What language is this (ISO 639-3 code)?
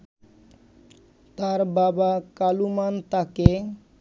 ben